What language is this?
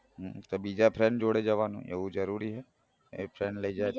Gujarati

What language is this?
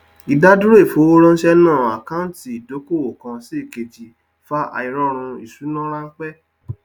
Yoruba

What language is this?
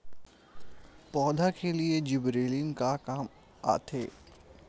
Chhattisgarhi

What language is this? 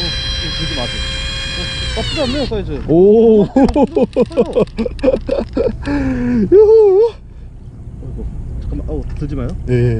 Korean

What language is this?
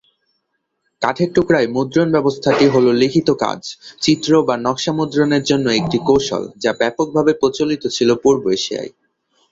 Bangla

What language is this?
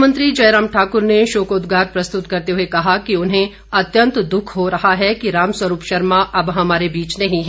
Hindi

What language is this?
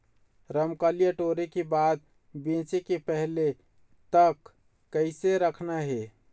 Chhattisgarhi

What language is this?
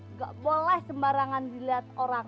Indonesian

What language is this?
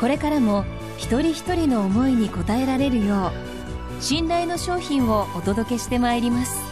Japanese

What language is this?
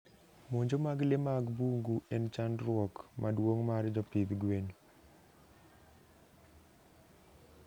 Luo (Kenya and Tanzania)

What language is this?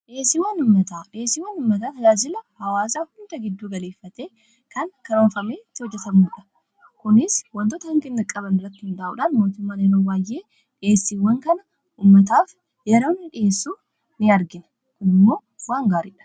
Oromo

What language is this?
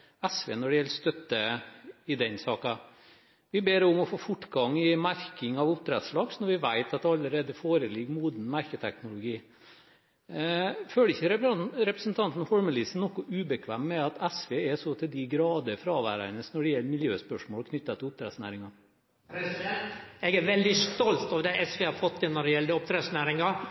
Norwegian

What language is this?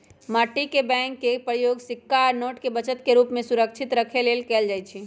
Magahi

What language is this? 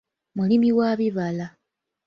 Ganda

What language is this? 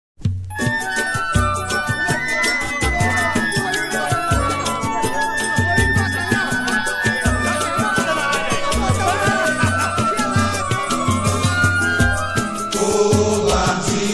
Portuguese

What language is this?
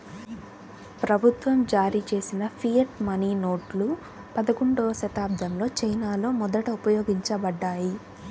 Telugu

